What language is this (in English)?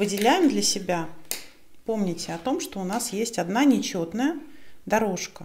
Russian